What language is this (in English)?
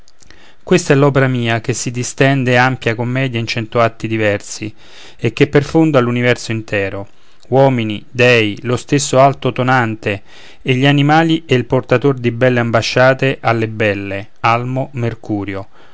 Italian